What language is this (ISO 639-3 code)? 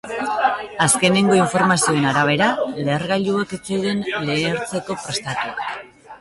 eus